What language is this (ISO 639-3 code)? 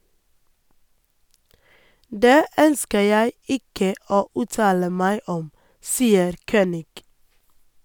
nor